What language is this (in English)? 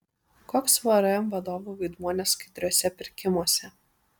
Lithuanian